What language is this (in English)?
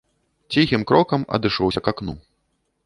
Belarusian